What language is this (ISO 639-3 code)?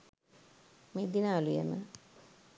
sin